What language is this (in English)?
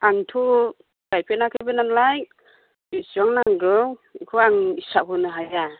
Bodo